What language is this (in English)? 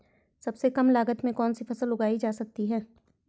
Hindi